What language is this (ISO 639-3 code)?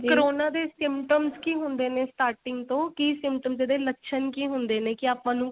pan